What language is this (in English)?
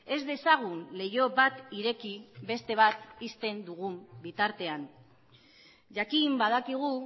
Basque